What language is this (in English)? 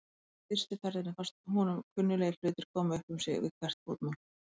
Icelandic